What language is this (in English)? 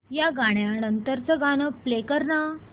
Marathi